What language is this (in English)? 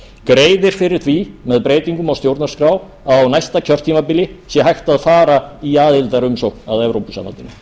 Icelandic